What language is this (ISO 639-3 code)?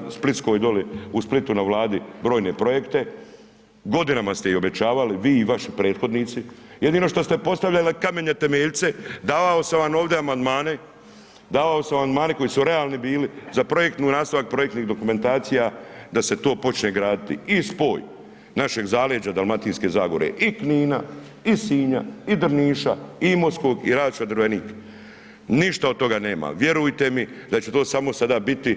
hrv